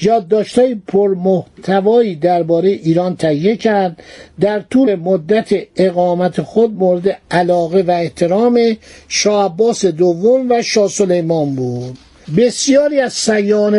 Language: Persian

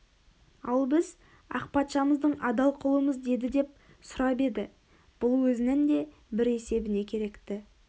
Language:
Kazakh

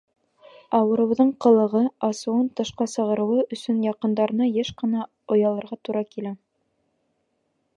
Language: Bashkir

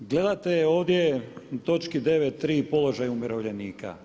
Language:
Croatian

